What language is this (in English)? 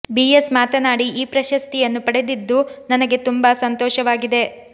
Kannada